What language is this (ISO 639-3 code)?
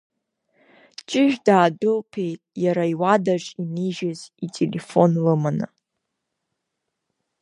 abk